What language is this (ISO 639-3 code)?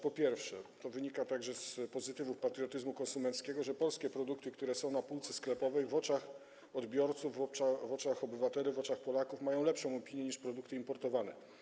pol